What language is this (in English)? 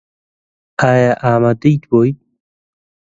Central Kurdish